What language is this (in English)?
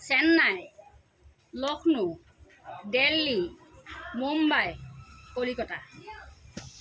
Assamese